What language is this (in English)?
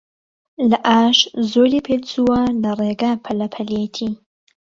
Central Kurdish